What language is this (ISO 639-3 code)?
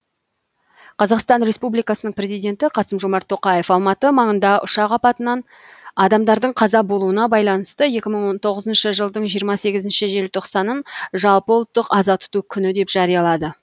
kaz